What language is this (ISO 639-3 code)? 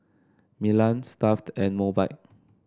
eng